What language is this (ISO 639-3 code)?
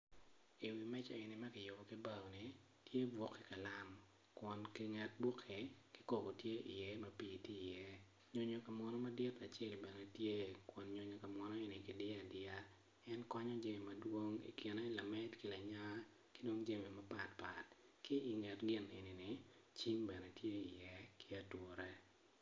ach